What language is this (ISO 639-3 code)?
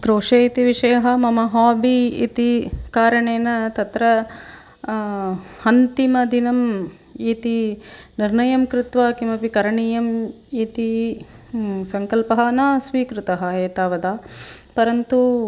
san